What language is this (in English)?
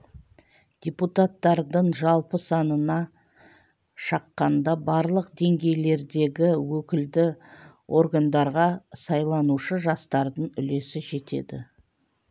Kazakh